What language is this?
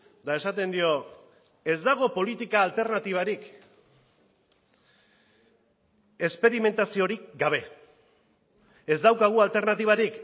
Basque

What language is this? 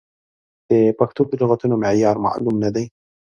Pashto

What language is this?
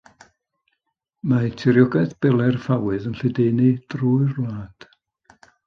Welsh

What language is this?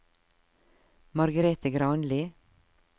Norwegian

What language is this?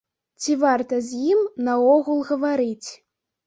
Belarusian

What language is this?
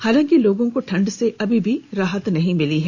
Hindi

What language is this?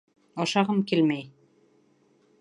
Bashkir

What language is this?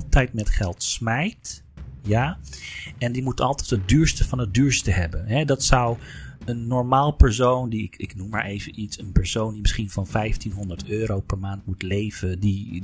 Dutch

